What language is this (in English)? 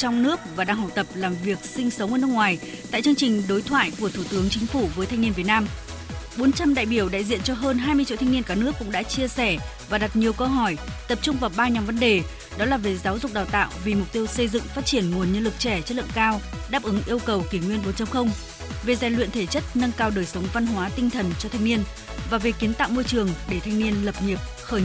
Vietnamese